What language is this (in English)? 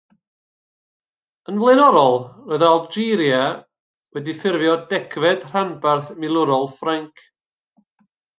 Welsh